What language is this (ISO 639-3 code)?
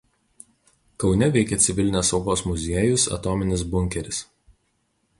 lit